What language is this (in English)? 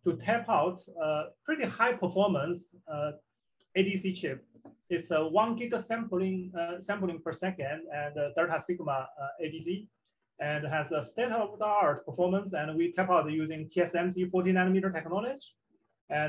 English